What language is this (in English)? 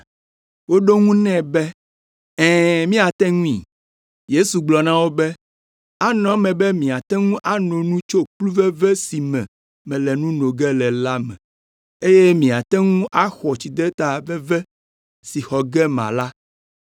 Ewe